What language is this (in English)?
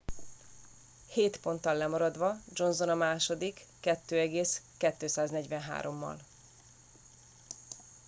Hungarian